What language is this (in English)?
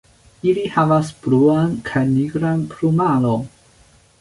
Esperanto